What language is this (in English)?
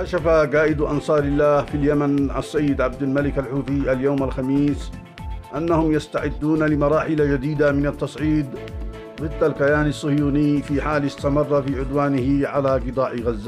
Arabic